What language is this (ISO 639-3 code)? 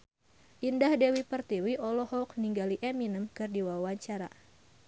sun